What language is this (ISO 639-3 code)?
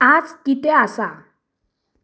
kok